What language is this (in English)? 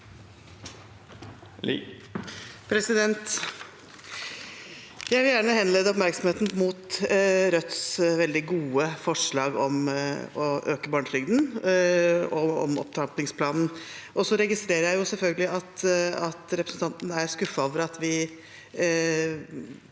Norwegian